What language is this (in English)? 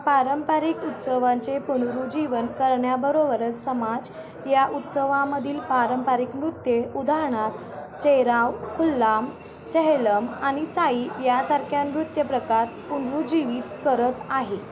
Marathi